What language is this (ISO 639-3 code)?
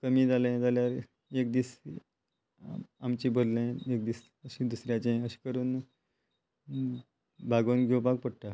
kok